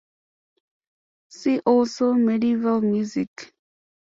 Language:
English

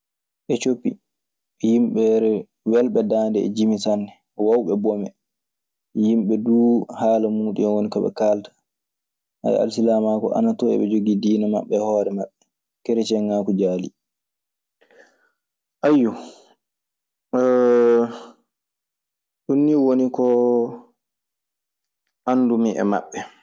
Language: Maasina Fulfulde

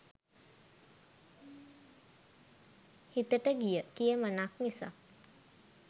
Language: Sinhala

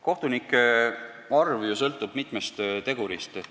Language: Estonian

